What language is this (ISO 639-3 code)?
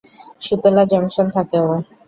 ben